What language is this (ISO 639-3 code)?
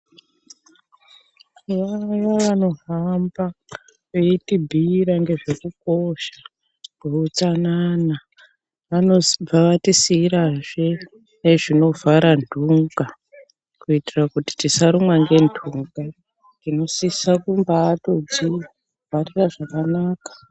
ndc